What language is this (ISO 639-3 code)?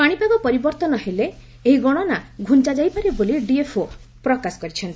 ori